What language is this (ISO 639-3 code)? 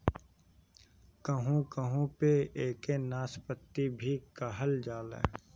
bho